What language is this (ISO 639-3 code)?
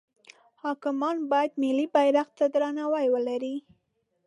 pus